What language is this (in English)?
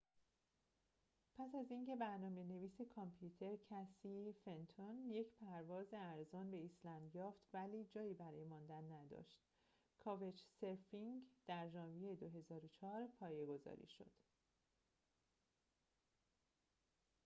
Persian